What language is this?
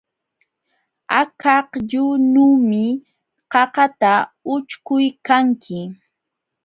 Jauja Wanca Quechua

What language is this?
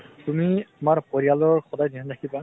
Assamese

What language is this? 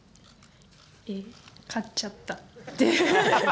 Japanese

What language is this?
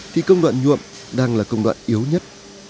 Vietnamese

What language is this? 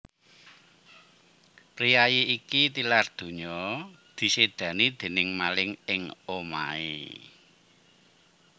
Javanese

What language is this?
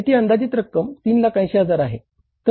Marathi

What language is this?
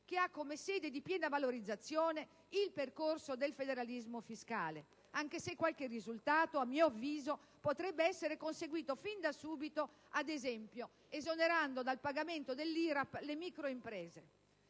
Italian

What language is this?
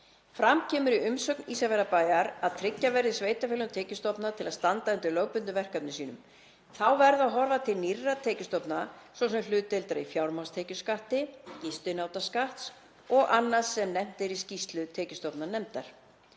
Icelandic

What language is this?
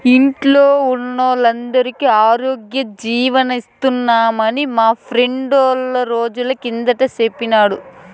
Telugu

